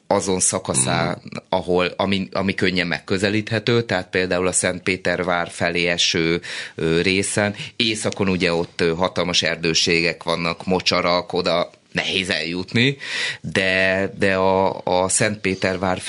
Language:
Hungarian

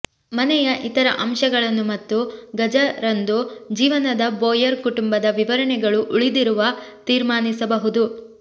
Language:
Kannada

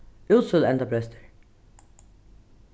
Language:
Faroese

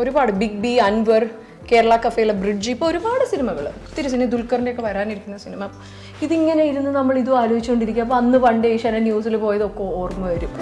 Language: Malayalam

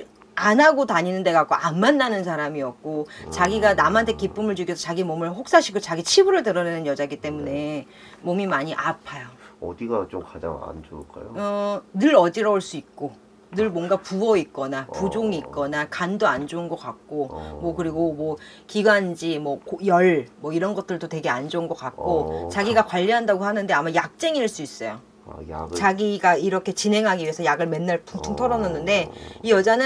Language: Korean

